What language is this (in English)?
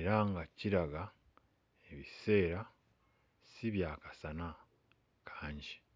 Ganda